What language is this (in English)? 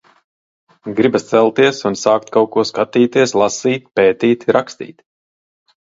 Latvian